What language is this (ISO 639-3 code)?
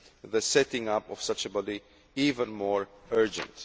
eng